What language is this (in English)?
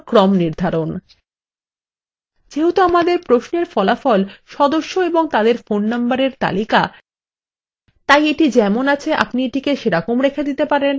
Bangla